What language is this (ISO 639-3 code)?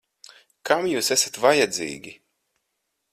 lav